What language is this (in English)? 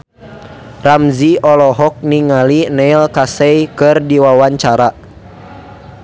Sundanese